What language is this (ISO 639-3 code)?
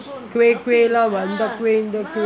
eng